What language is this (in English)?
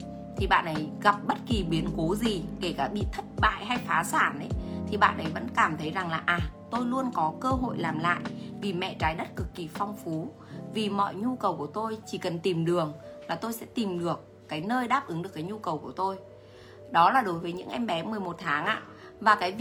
Vietnamese